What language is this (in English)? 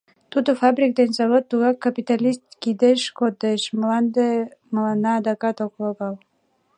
Mari